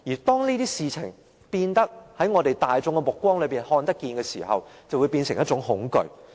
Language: Cantonese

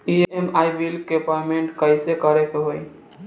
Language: Bhojpuri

